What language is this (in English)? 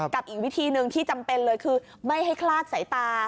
Thai